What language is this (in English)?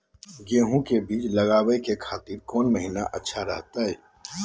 Magahi